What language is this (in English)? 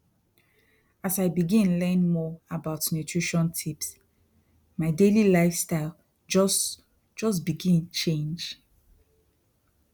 Nigerian Pidgin